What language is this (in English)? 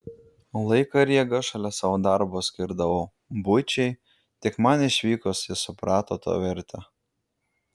Lithuanian